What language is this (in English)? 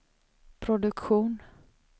Swedish